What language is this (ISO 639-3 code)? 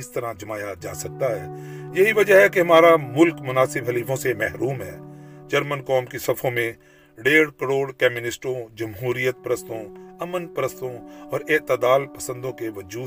urd